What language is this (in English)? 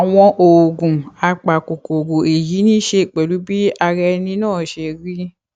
Yoruba